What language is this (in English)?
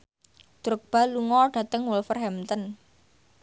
Javanese